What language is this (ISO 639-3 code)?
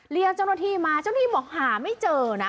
tha